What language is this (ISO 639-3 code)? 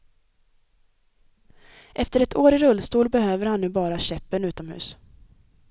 swe